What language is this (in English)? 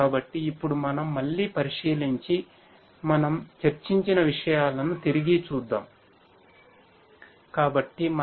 Telugu